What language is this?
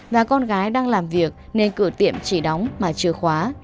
Vietnamese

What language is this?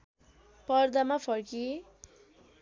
Nepali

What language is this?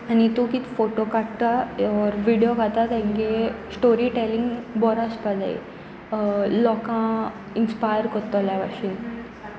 Konkani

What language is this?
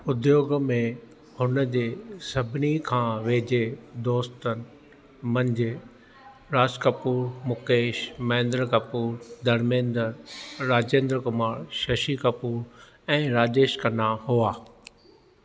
Sindhi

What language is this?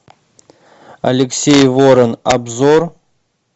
Russian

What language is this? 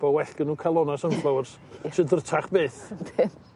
Welsh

